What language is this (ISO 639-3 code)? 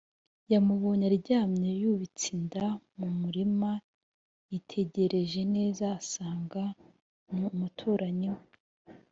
kin